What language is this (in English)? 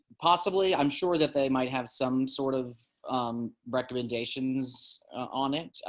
English